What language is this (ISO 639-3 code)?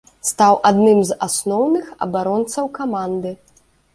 bel